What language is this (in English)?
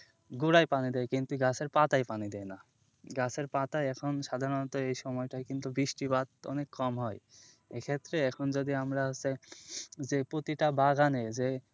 Bangla